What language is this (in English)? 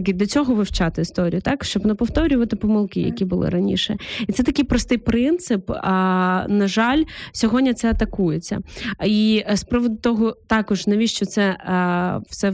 Ukrainian